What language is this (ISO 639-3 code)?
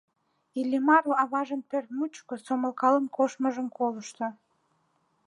chm